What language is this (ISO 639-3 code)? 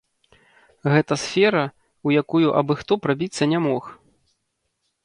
bel